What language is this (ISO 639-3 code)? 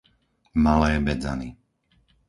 slk